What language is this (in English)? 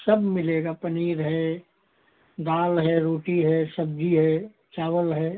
Hindi